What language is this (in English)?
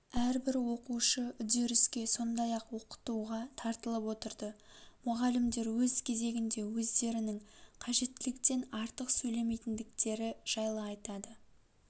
Kazakh